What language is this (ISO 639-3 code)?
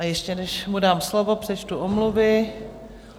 ces